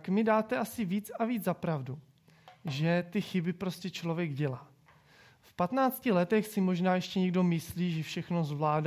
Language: Czech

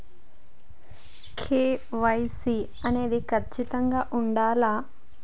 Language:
Telugu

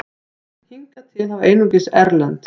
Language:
Icelandic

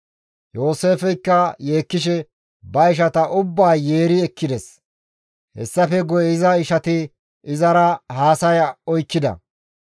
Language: Gamo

